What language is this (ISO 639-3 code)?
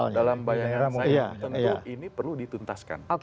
ind